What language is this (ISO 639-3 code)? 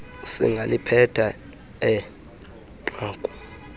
xho